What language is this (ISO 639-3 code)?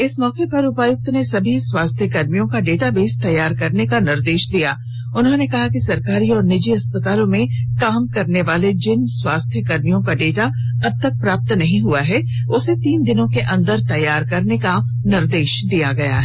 hin